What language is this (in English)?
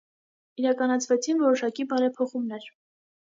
Armenian